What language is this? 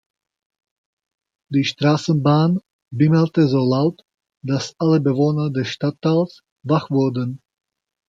German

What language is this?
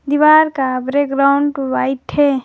Hindi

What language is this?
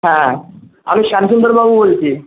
Bangla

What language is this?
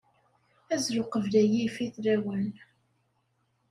Kabyle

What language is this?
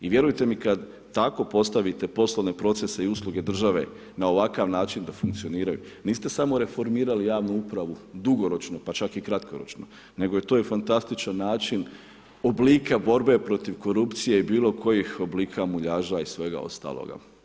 Croatian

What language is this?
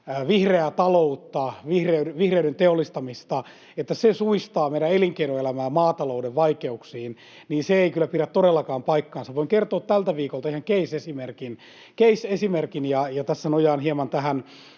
Finnish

